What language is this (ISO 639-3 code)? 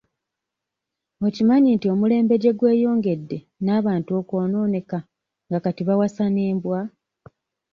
lug